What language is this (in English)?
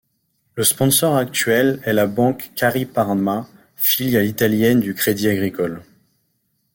French